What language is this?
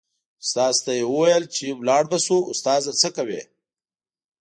Pashto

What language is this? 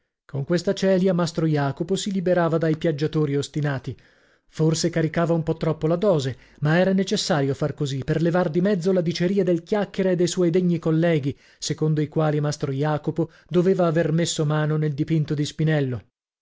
Italian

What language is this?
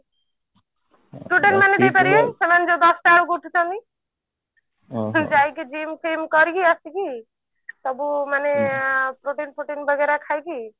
Odia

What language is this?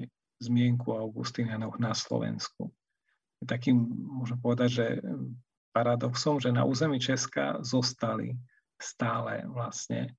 Slovak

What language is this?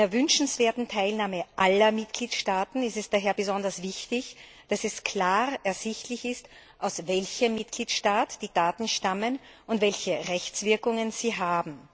German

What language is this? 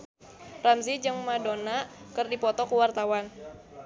Sundanese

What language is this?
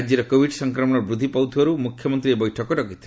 Odia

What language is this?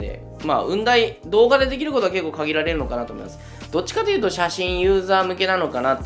Japanese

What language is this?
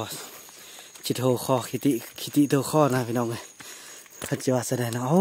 Thai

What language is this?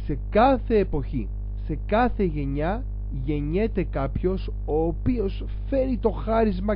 Greek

